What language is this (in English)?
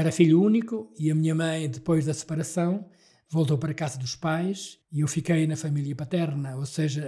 Portuguese